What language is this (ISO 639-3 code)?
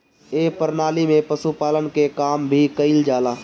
bho